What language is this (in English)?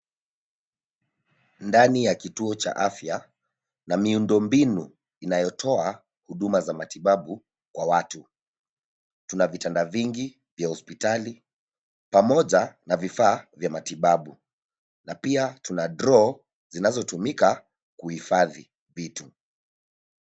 Swahili